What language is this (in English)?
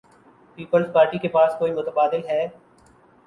Urdu